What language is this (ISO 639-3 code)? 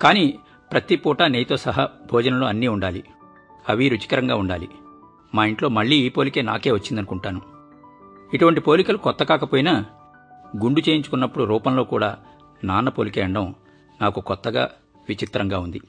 tel